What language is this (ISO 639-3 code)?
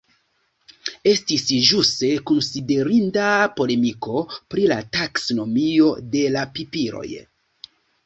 epo